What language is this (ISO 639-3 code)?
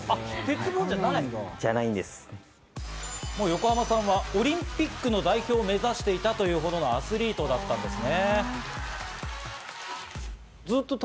jpn